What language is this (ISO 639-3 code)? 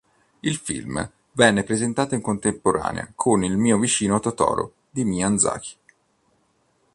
ita